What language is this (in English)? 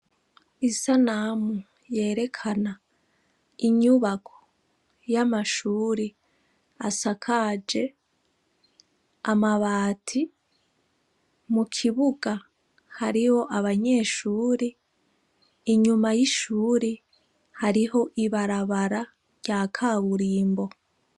Rundi